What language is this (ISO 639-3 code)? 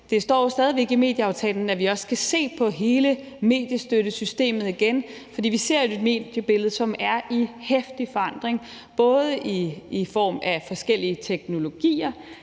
dan